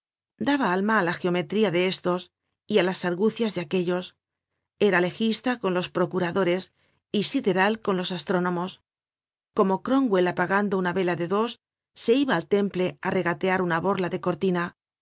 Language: Spanish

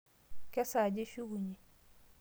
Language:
Masai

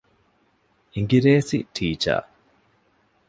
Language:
Divehi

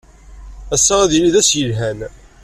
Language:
Kabyle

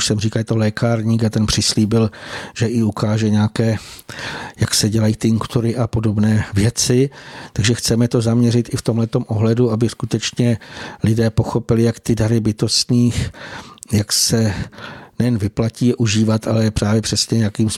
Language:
Czech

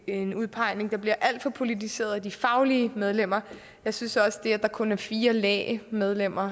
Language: Danish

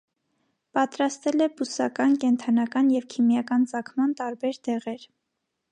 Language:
Armenian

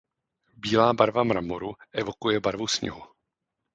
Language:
Czech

